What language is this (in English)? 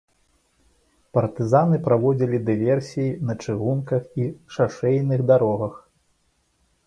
Belarusian